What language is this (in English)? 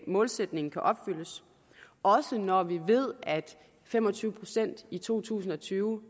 Danish